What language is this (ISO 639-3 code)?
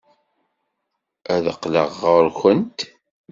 kab